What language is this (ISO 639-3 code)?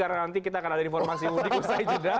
ind